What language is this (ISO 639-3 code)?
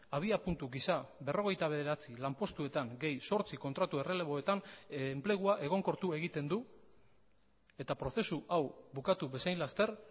eus